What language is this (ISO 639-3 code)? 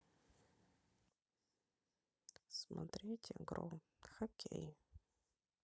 rus